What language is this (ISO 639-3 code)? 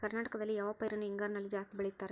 kan